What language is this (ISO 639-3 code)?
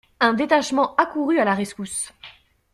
fra